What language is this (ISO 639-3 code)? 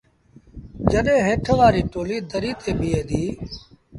sbn